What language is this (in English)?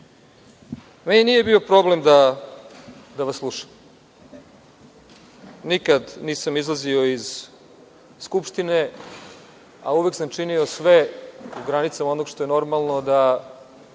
Serbian